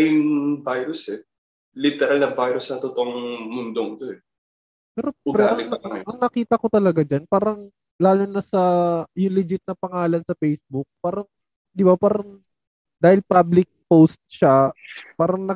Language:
Filipino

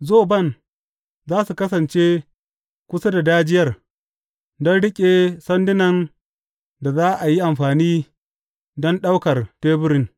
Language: Hausa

